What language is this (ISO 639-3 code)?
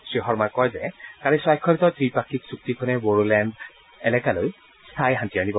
asm